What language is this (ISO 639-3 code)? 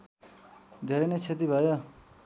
nep